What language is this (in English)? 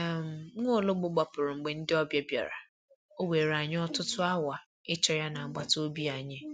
Igbo